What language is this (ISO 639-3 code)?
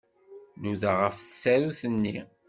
kab